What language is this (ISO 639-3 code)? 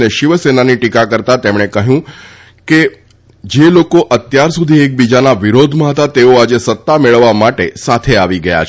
guj